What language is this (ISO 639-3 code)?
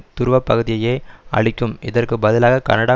tam